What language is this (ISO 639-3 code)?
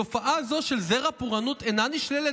heb